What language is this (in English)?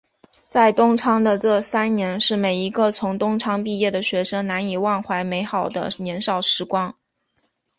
Chinese